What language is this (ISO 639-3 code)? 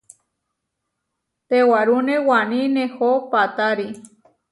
var